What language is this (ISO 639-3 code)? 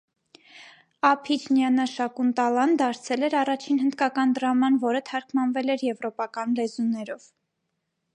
hye